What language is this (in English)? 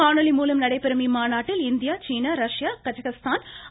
Tamil